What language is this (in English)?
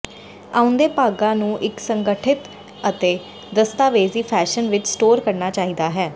Punjabi